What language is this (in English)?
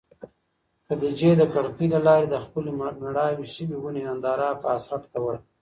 Pashto